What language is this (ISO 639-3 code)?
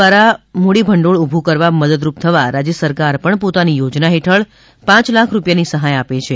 guj